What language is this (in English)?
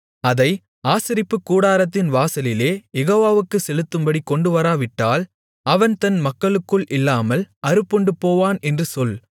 Tamil